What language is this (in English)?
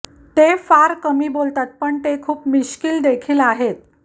Marathi